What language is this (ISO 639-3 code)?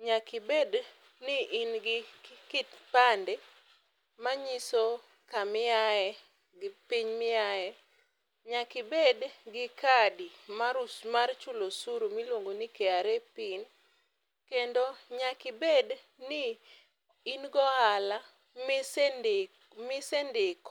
luo